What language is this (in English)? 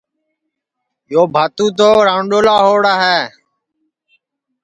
Sansi